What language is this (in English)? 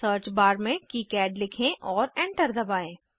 Hindi